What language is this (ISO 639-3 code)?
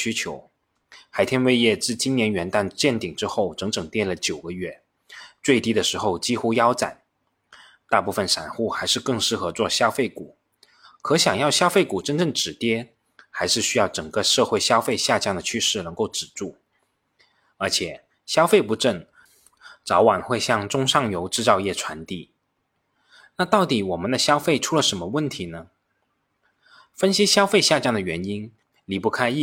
zho